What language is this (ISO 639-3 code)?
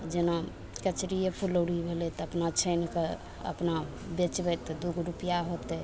mai